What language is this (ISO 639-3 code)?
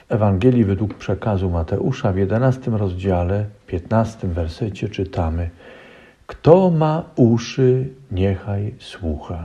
pol